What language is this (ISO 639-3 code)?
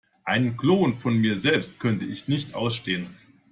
deu